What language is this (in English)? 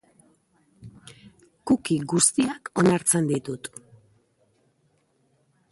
Basque